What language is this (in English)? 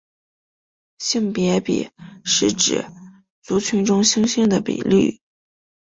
Chinese